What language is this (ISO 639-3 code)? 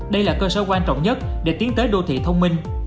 vie